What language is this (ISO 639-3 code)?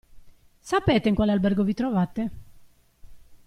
ita